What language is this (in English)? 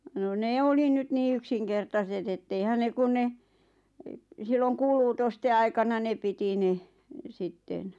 Finnish